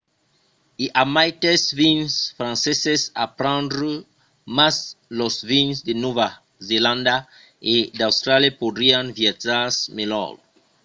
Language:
Occitan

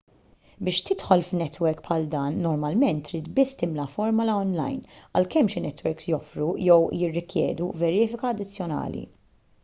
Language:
Maltese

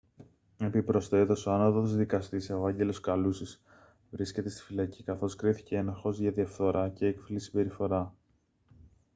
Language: Greek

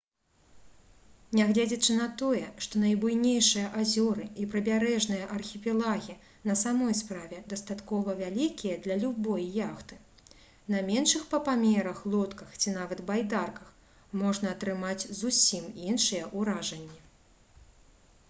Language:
Belarusian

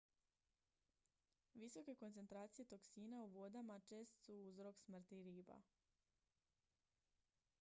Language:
Croatian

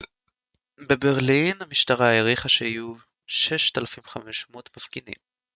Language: Hebrew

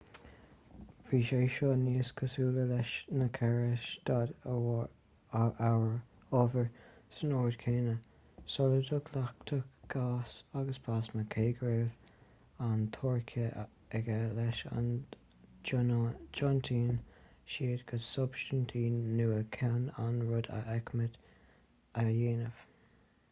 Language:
Irish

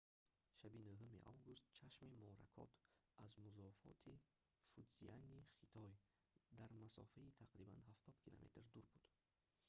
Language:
Tajik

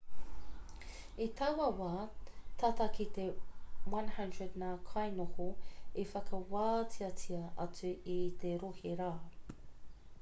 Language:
Māori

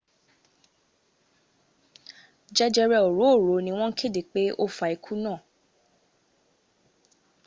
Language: Yoruba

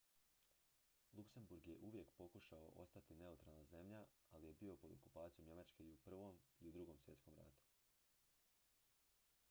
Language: Croatian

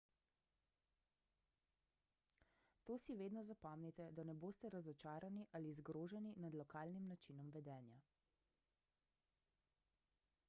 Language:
Slovenian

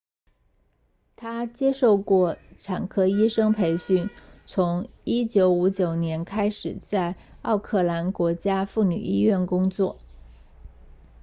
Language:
Chinese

